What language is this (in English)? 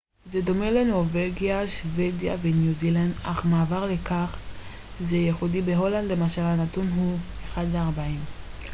Hebrew